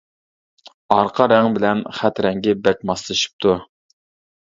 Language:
Uyghur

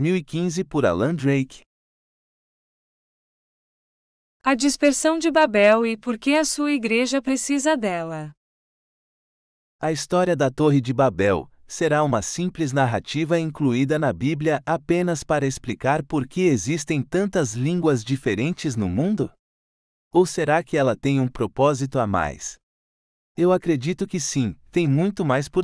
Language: Portuguese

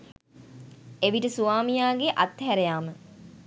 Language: Sinhala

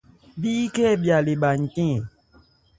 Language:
Ebrié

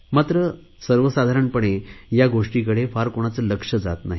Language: Marathi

